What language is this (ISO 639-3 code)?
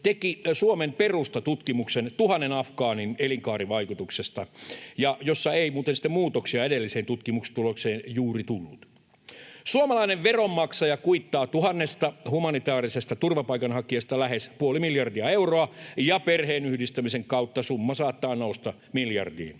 fin